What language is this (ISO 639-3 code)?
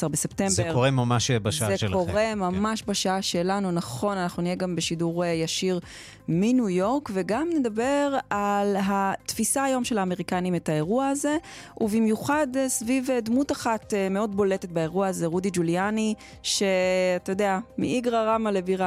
heb